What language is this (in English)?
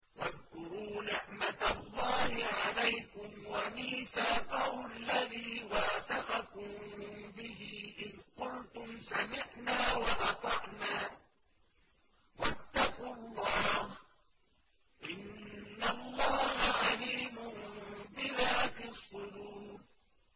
Arabic